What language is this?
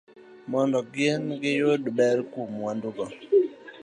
Luo (Kenya and Tanzania)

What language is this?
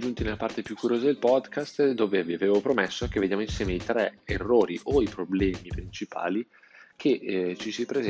Italian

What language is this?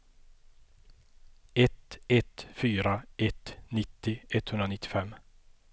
Swedish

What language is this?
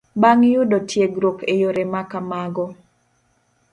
Luo (Kenya and Tanzania)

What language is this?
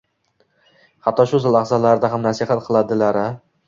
Uzbek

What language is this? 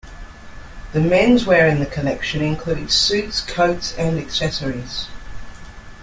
English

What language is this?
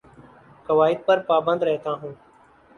Urdu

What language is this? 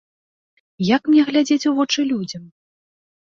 Belarusian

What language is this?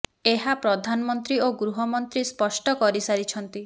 Odia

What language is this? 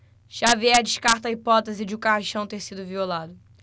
Portuguese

